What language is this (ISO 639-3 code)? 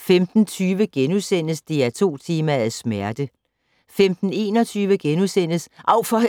dan